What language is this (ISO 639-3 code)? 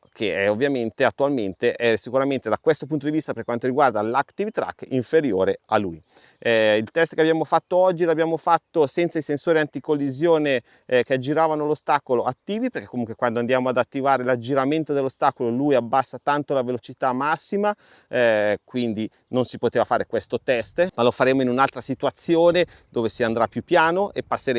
ita